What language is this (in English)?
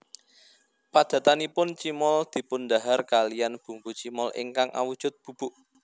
Javanese